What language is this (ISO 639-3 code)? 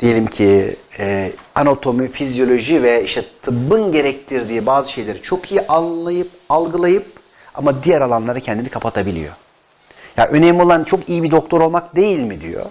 tur